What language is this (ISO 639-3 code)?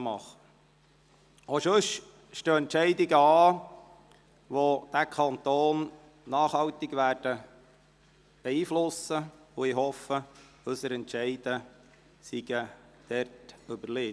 gsw